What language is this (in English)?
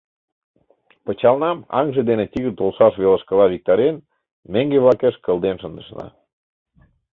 Mari